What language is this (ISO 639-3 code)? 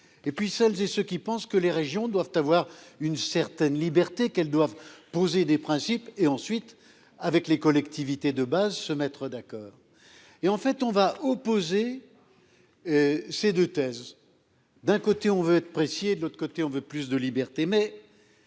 fra